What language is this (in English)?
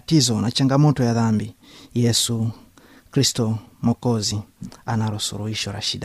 Swahili